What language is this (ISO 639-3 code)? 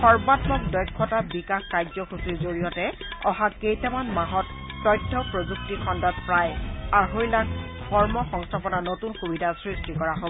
asm